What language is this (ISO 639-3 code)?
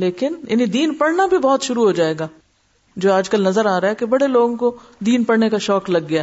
urd